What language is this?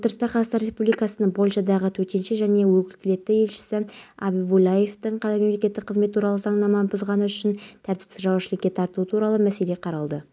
Kazakh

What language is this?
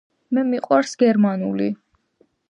Georgian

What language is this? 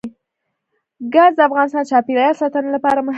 Pashto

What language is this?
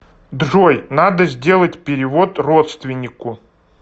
Russian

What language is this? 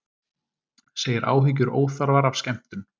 Icelandic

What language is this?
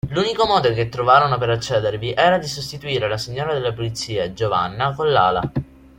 Italian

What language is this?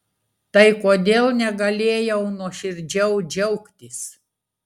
Lithuanian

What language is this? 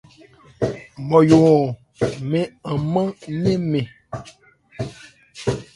Ebrié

